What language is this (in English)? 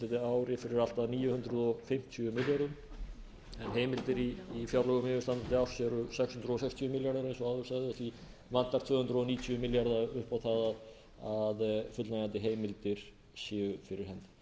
Icelandic